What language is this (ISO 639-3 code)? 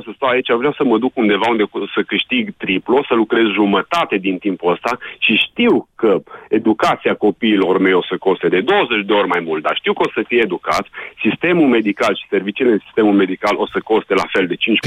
ron